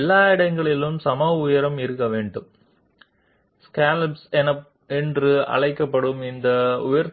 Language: Telugu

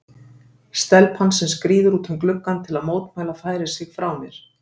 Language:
Icelandic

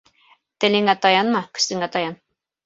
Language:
Bashkir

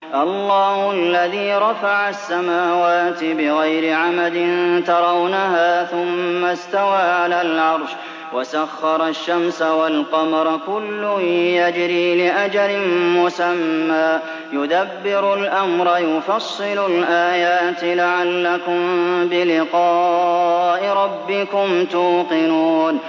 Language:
Arabic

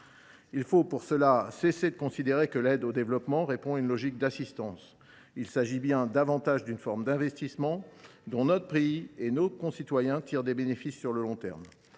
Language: French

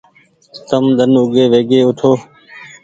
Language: Goaria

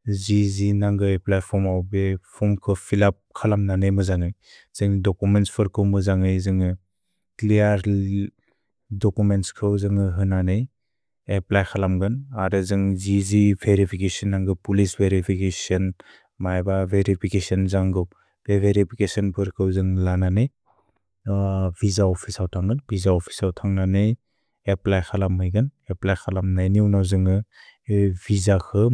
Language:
Bodo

